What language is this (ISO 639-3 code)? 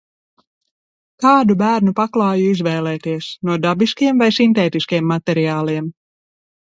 lav